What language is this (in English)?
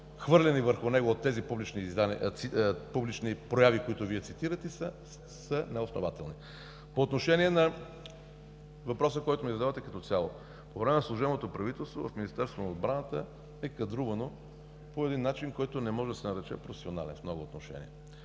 Bulgarian